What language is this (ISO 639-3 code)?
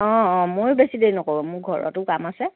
asm